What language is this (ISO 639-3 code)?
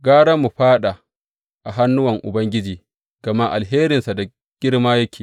hau